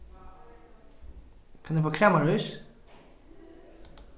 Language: Faroese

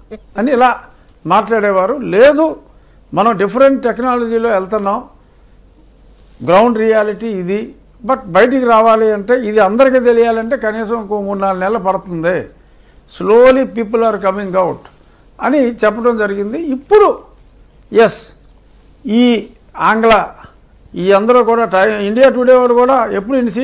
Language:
Telugu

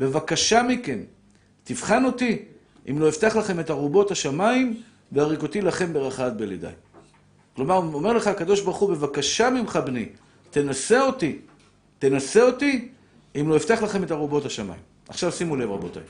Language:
Hebrew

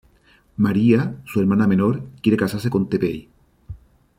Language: Spanish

